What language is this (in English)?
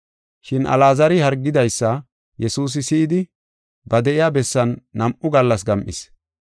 Gofa